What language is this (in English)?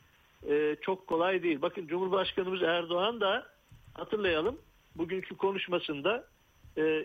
Turkish